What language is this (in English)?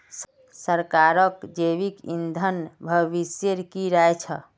Magahi